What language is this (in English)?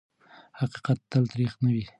Pashto